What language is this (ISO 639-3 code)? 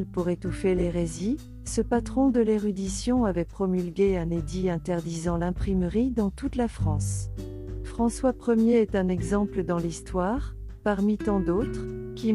fra